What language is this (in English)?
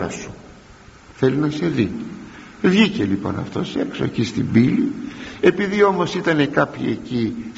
Greek